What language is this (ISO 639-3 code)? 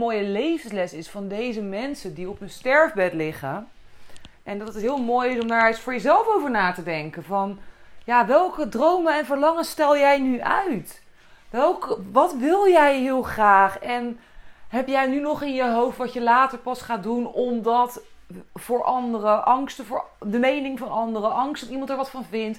nld